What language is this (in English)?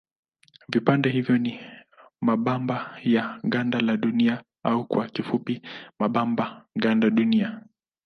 Swahili